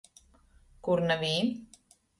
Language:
Latgalian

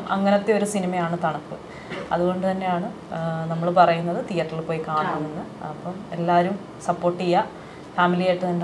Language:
Malayalam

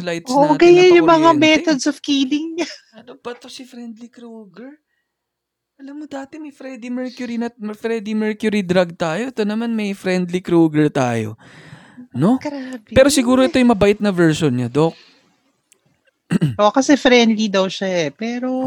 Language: Filipino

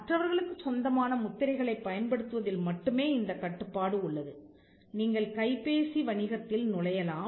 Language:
Tamil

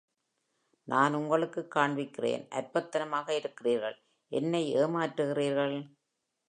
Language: Tamil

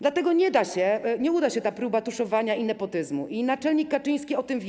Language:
Polish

